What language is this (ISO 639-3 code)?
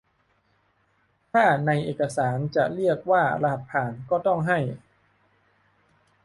tha